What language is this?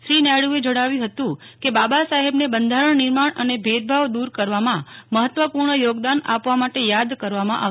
Gujarati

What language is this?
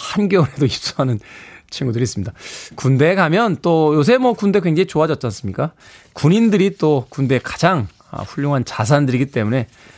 Korean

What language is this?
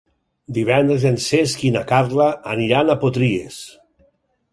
Catalan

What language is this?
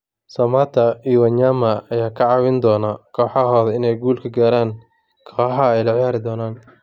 Somali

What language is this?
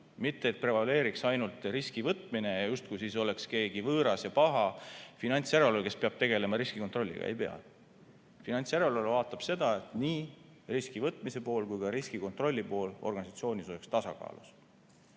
Estonian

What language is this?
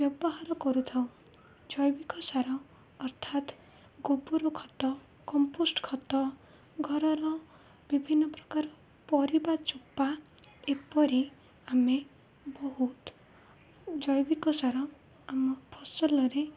Odia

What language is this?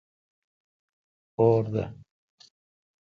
Kalkoti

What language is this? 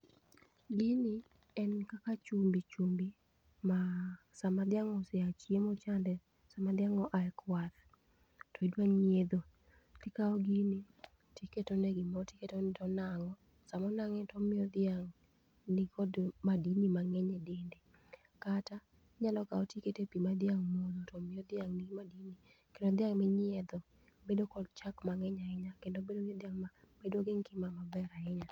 Luo (Kenya and Tanzania)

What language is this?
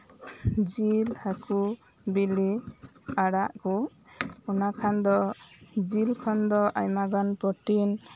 Santali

